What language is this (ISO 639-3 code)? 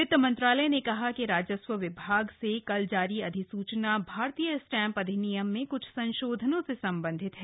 hin